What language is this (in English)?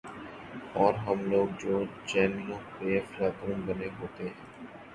Urdu